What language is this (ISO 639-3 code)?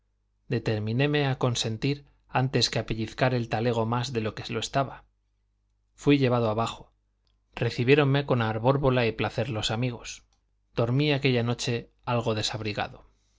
spa